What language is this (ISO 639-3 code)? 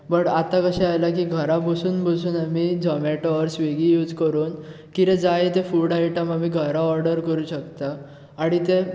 kok